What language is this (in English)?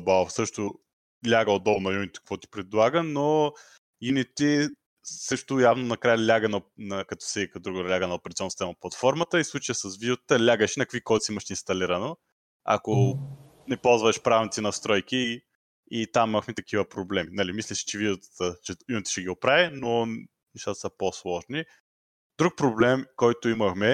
Bulgarian